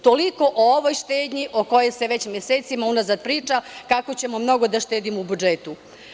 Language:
Serbian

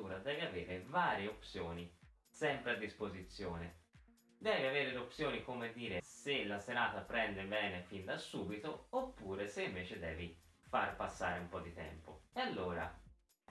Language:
Italian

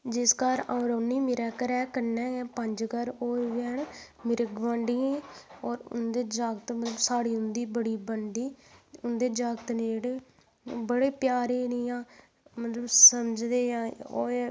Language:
Dogri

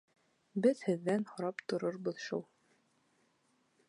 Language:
Bashkir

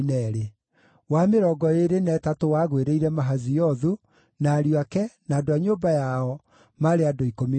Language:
Kikuyu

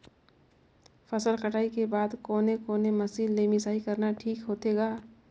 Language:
Chhattisgarhi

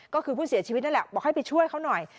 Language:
Thai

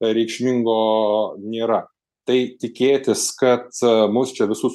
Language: Lithuanian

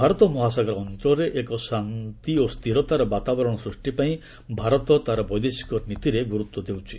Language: Odia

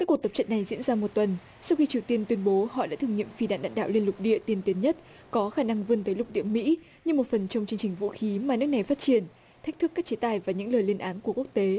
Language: Vietnamese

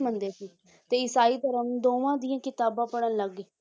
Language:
Punjabi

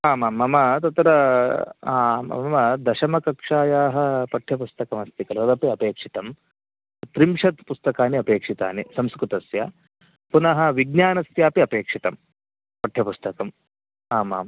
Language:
Sanskrit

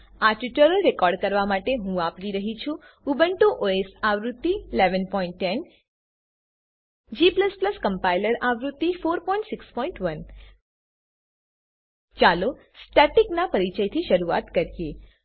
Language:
Gujarati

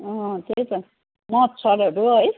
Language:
Nepali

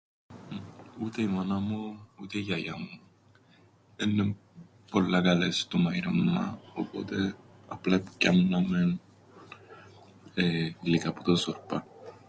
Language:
Greek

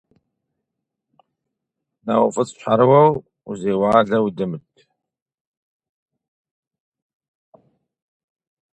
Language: Kabardian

